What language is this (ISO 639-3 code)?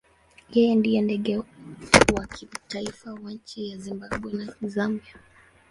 swa